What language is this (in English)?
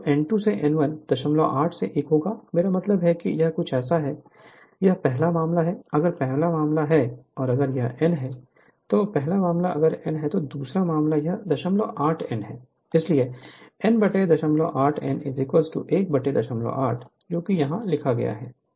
Hindi